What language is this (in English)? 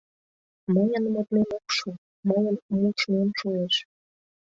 Mari